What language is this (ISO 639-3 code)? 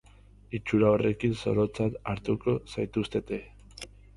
eus